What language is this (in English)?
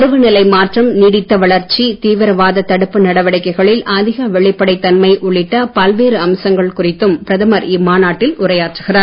Tamil